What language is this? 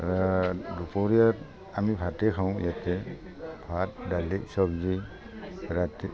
Assamese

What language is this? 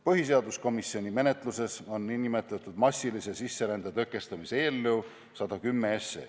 Estonian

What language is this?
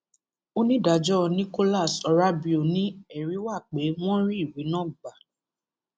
Yoruba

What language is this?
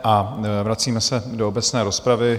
Czech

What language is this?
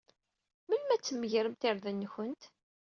Kabyle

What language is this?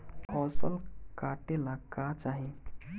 Bhojpuri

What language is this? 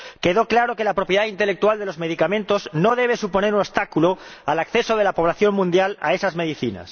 Spanish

